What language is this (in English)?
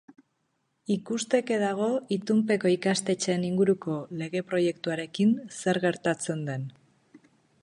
Basque